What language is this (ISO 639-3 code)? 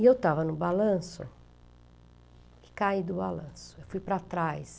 por